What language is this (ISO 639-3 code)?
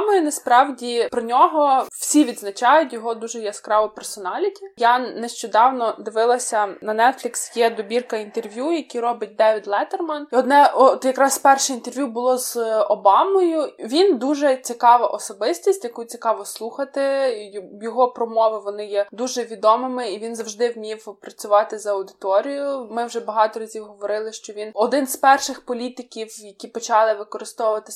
ukr